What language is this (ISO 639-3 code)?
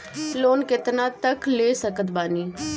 bho